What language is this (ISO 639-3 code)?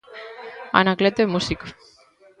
glg